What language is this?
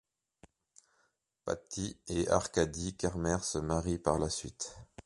French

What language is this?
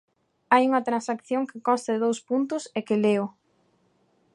Galician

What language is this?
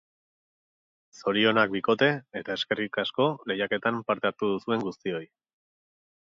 Basque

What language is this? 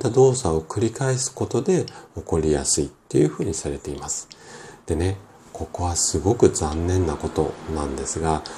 Japanese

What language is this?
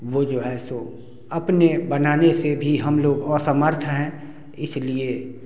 Hindi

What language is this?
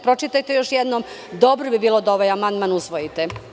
Serbian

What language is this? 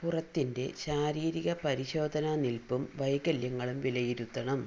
Malayalam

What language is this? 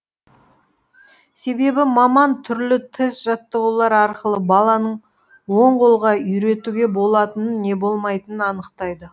Kazakh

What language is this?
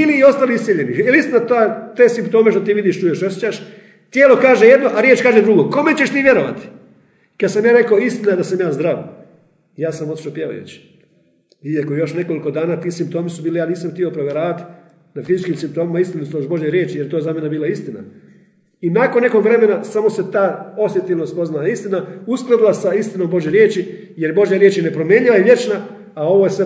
Croatian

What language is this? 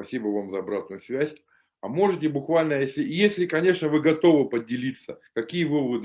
Russian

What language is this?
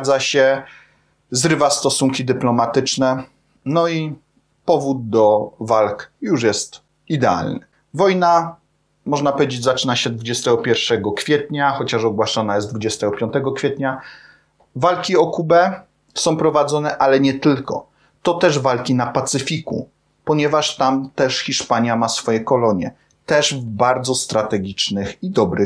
Polish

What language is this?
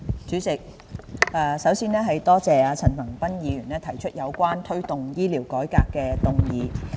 Cantonese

